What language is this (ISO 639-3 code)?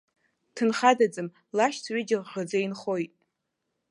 abk